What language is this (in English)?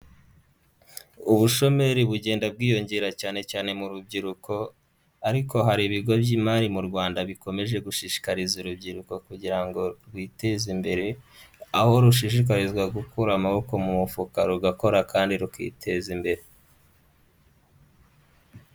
Kinyarwanda